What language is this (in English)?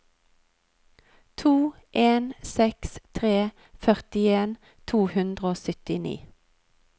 Norwegian